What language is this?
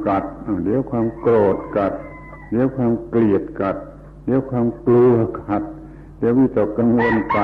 Thai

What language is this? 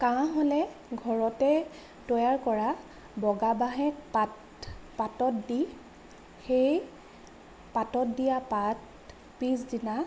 Assamese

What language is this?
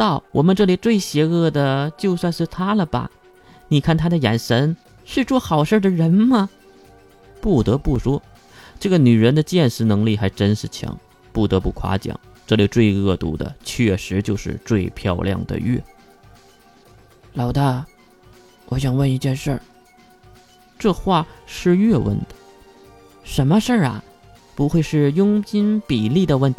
Chinese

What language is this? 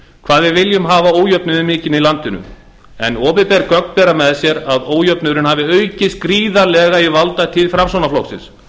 Icelandic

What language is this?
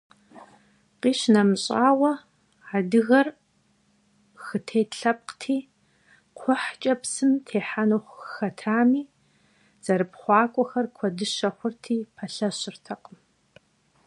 Kabardian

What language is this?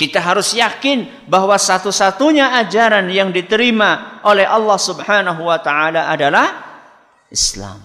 Indonesian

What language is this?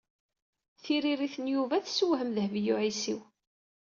Kabyle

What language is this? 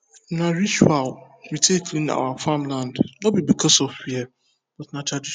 Nigerian Pidgin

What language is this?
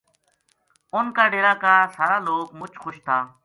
Gujari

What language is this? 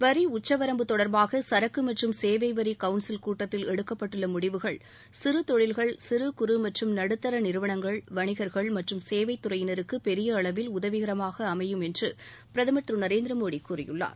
Tamil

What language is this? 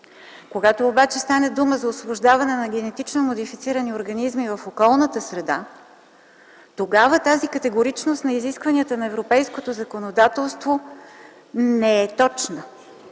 Bulgarian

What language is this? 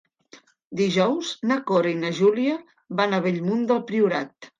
Catalan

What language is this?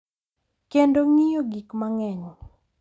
Luo (Kenya and Tanzania)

